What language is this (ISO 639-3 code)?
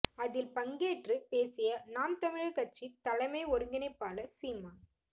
tam